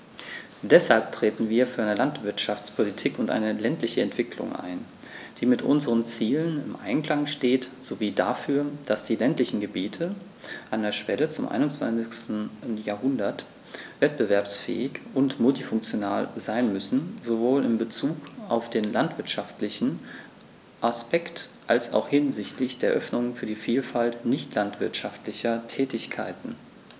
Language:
German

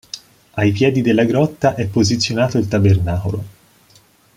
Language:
Italian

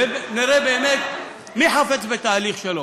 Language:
Hebrew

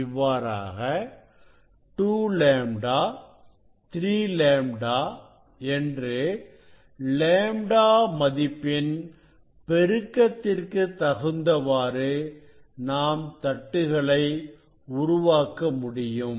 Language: Tamil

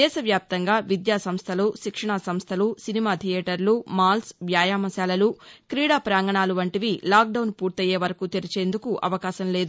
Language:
Telugu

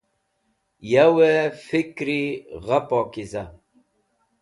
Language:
Wakhi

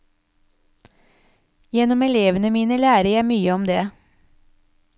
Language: Norwegian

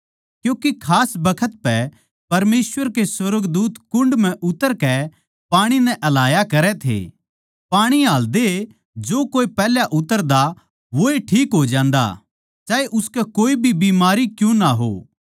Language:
Haryanvi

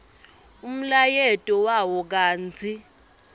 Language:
Swati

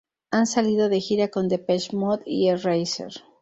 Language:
Spanish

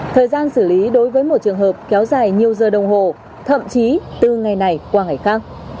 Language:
Vietnamese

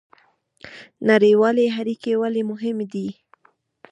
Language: Pashto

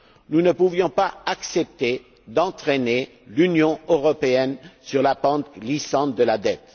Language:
French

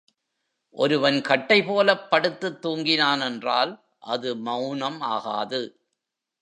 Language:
Tamil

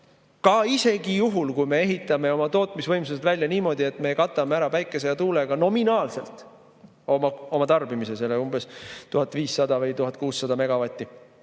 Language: Estonian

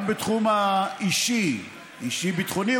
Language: Hebrew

